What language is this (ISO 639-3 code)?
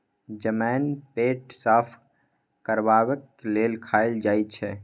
mai